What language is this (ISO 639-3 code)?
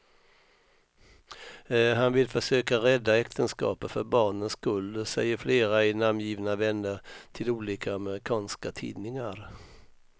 swe